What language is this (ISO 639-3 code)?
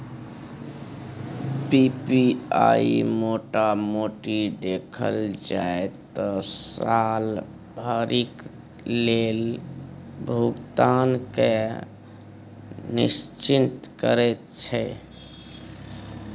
mai